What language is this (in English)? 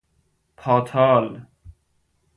Persian